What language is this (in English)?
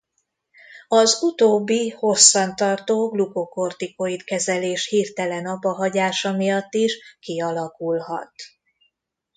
Hungarian